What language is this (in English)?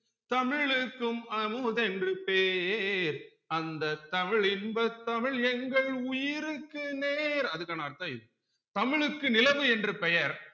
Tamil